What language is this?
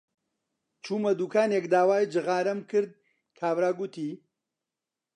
Central Kurdish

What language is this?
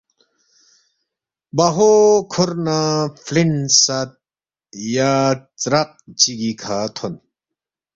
Balti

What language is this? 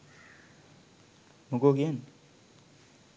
Sinhala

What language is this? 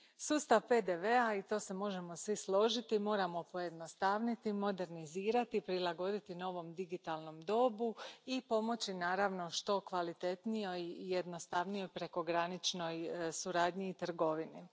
Croatian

